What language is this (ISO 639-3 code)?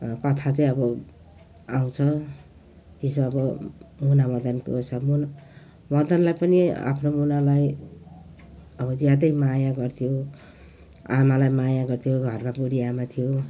nep